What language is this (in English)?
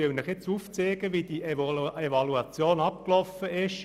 Swiss German